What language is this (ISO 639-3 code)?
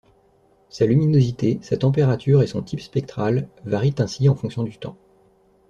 fra